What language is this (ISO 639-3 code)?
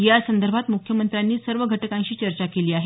mar